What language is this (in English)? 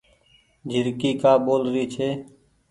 Goaria